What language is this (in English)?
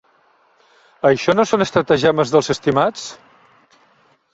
Catalan